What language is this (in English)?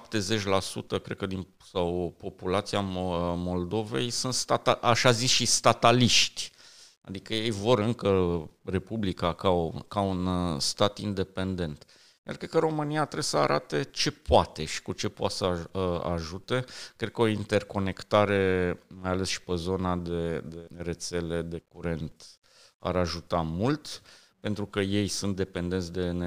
Romanian